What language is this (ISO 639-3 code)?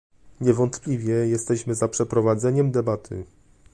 pol